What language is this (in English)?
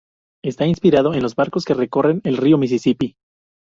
Spanish